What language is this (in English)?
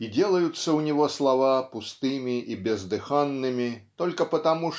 Russian